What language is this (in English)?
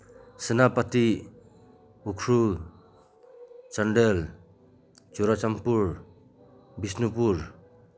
Manipuri